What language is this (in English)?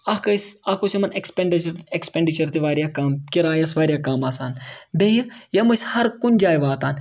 Kashmiri